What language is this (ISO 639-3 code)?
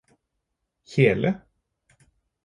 nob